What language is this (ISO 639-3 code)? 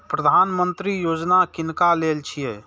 mai